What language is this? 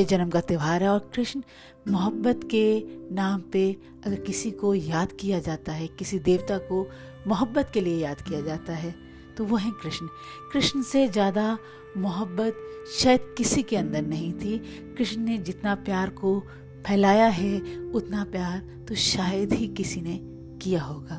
Hindi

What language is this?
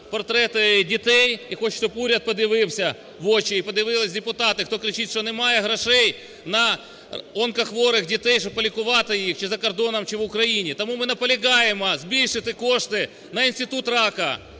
Ukrainian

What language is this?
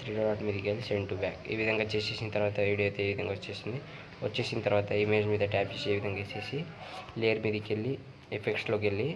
Telugu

